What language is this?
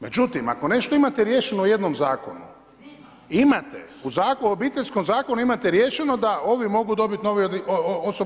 Croatian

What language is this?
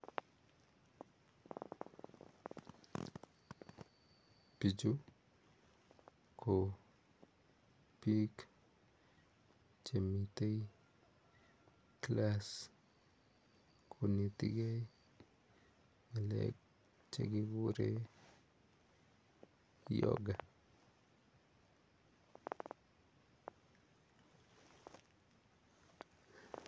Kalenjin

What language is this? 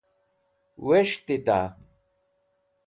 Wakhi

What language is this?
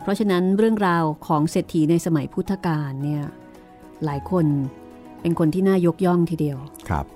Thai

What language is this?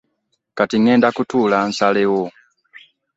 Ganda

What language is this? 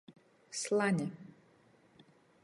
Latgalian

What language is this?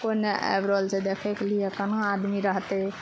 Maithili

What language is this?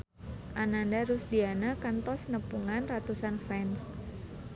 Sundanese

